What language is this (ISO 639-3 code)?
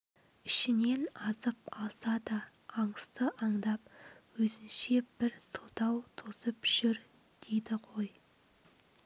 kaz